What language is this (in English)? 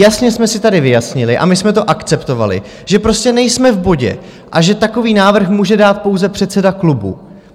Czech